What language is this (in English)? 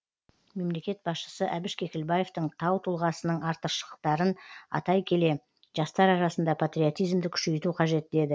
Kazakh